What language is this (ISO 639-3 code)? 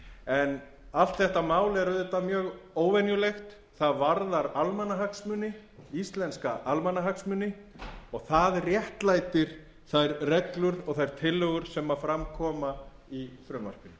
isl